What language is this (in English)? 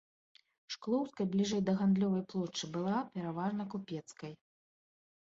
Belarusian